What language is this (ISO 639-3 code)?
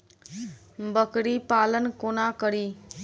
mai